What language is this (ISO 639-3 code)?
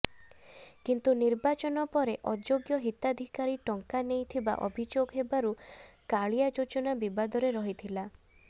ori